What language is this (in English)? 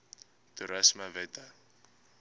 Afrikaans